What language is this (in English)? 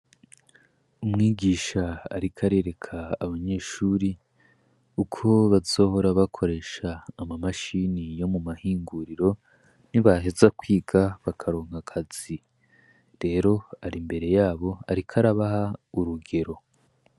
Rundi